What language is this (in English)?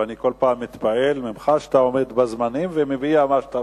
Hebrew